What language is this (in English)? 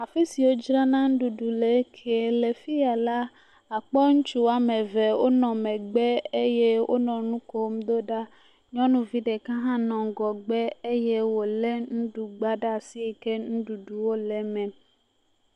Ewe